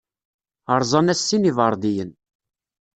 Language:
Kabyle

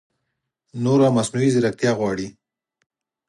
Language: Pashto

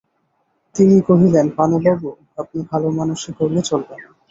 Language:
Bangla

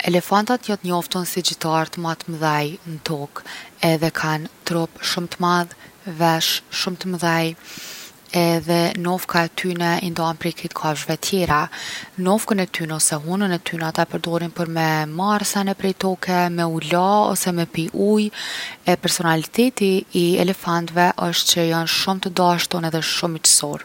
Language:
Gheg Albanian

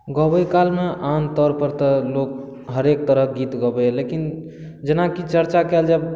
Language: Maithili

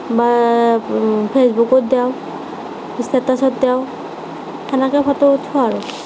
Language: Assamese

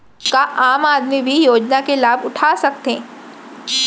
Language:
Chhattisgarhi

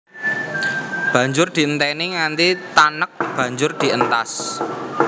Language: Javanese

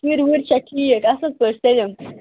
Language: Kashmiri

